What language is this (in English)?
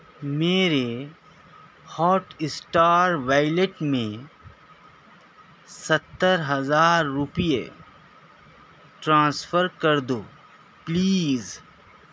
Urdu